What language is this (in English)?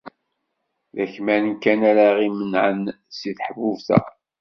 Kabyle